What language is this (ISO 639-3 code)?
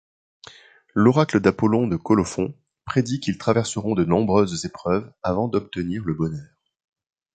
fra